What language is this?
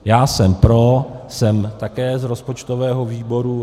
Czech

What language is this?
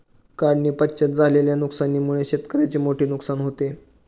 Marathi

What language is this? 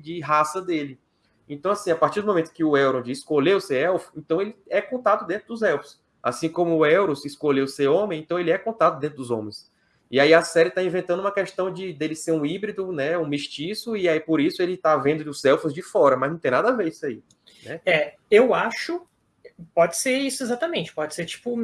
Portuguese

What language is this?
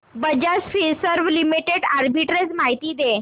Marathi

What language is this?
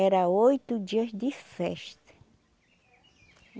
Portuguese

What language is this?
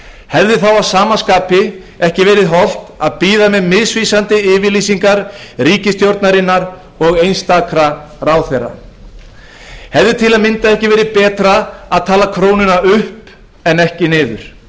Icelandic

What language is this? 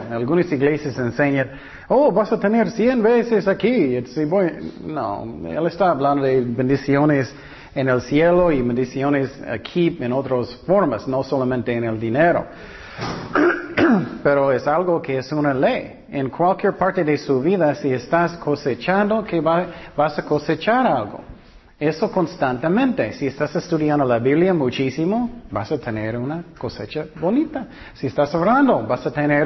Spanish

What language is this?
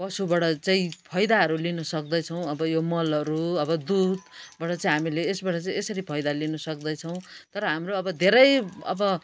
Nepali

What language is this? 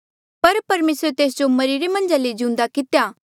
Mandeali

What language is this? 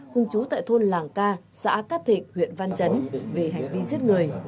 Vietnamese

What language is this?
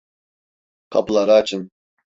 Turkish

